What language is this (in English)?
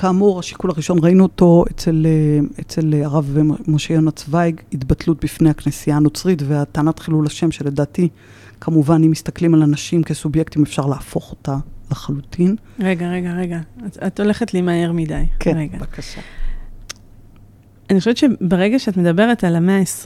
Hebrew